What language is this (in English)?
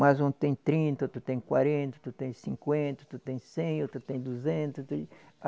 Portuguese